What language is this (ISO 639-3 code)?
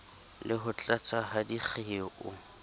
sot